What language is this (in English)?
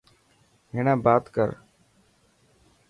Dhatki